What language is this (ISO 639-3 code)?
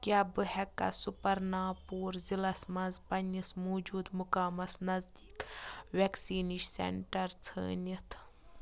kas